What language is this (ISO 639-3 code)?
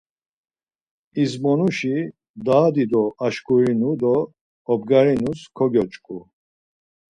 lzz